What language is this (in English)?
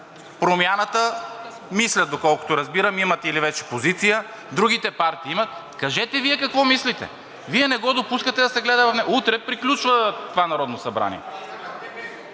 Bulgarian